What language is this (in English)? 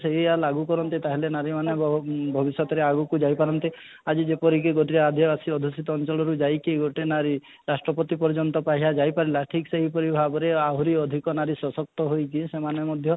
Odia